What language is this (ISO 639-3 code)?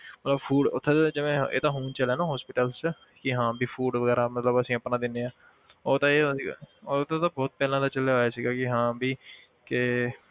pan